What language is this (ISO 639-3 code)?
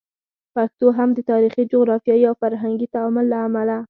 pus